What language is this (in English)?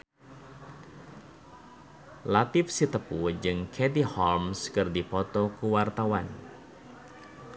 Sundanese